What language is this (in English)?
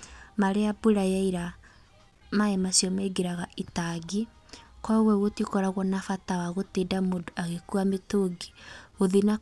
Kikuyu